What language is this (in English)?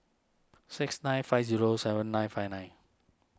English